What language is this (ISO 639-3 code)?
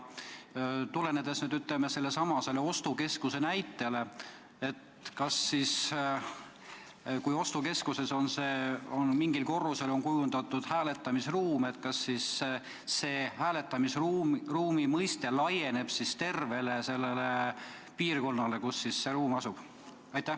est